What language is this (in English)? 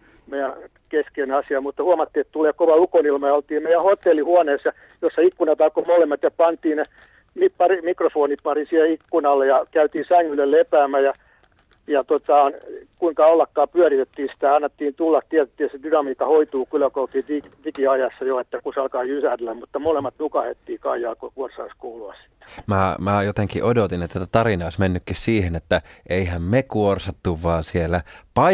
Finnish